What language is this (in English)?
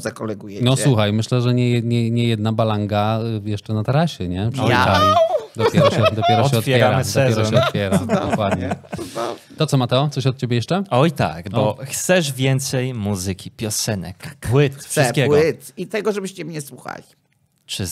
Polish